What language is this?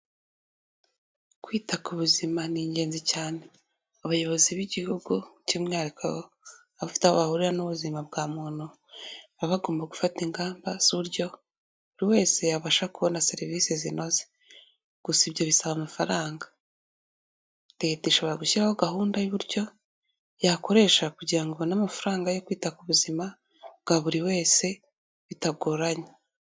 Kinyarwanda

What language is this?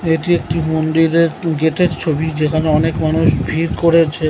Bangla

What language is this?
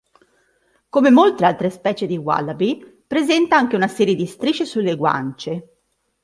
Italian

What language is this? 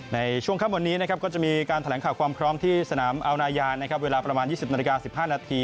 Thai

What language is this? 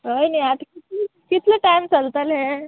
Konkani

